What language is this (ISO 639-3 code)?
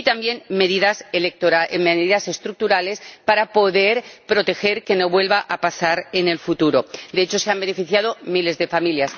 spa